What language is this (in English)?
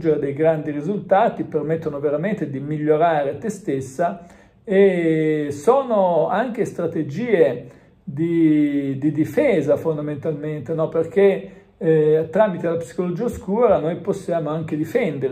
Italian